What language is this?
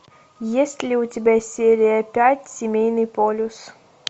Russian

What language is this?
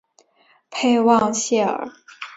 Chinese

